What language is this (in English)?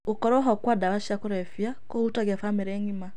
Kikuyu